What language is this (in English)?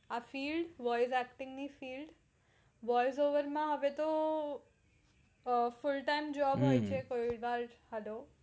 Gujarati